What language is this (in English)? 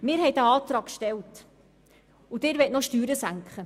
Swiss German